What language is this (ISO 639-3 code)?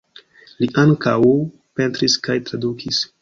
epo